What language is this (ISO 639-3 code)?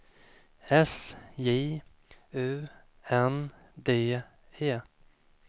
swe